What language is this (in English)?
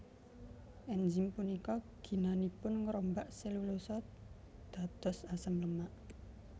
Javanese